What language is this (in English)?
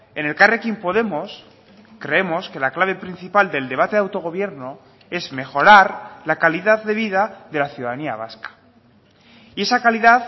Spanish